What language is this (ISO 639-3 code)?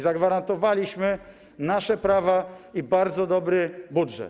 pol